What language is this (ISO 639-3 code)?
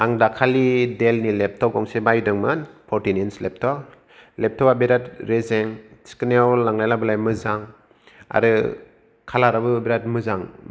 brx